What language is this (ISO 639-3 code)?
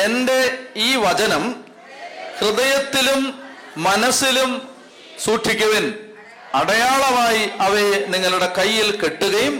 mal